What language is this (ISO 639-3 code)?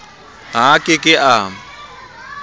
sot